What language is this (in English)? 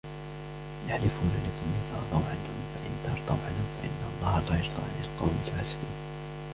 Arabic